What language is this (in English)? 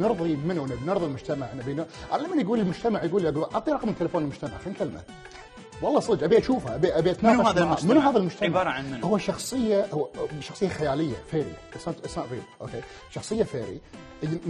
Arabic